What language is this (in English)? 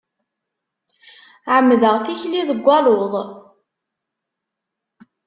Kabyle